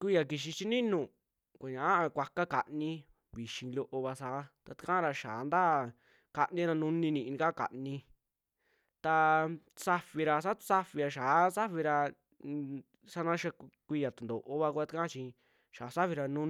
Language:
Western Juxtlahuaca Mixtec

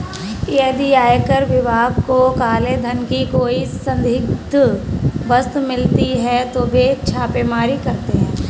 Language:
Hindi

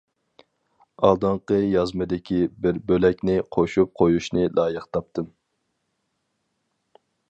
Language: Uyghur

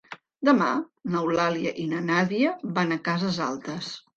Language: Catalan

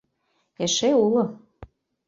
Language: Mari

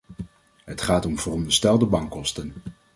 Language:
Dutch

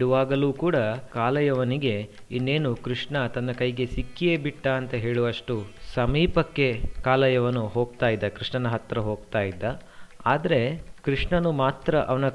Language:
Kannada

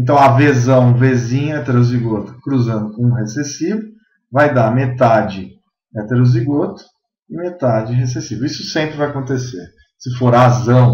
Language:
Portuguese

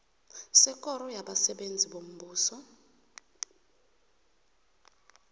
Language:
South Ndebele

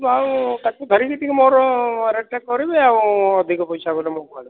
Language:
Odia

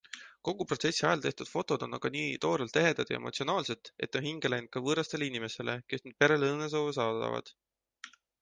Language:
Estonian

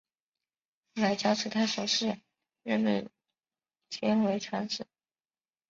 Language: Chinese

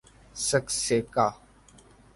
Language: Urdu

